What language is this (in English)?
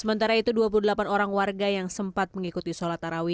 Indonesian